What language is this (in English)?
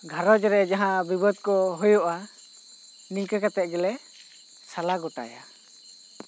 Santali